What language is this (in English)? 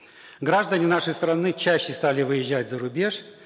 Kazakh